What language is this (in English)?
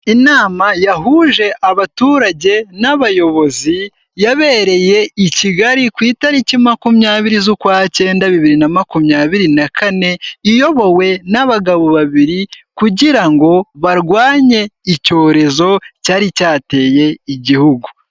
Kinyarwanda